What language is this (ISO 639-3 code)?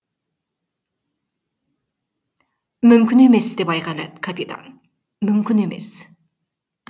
kaz